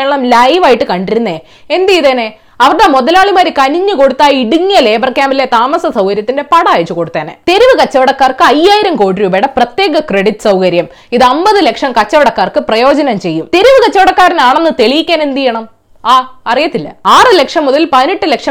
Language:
Malayalam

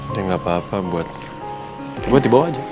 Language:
Indonesian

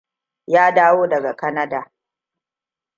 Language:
Hausa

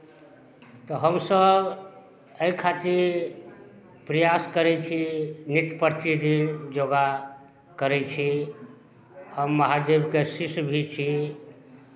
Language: Maithili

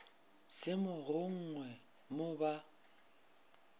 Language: Northern Sotho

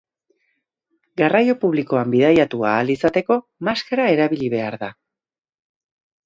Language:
Basque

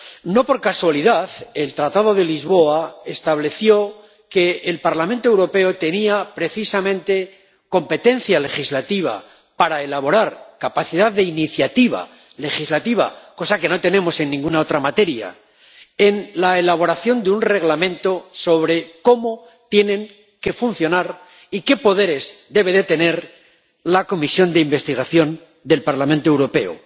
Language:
Spanish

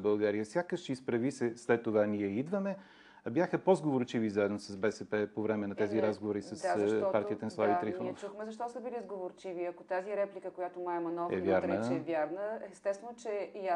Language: Bulgarian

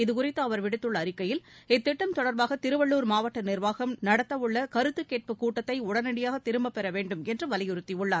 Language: Tamil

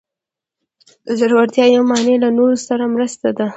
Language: Pashto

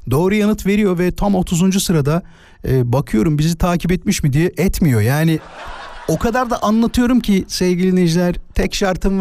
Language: Turkish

